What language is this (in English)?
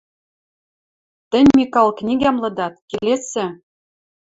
Western Mari